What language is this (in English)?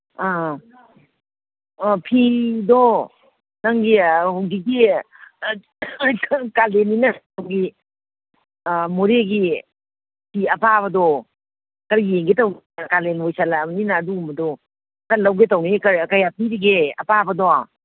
Manipuri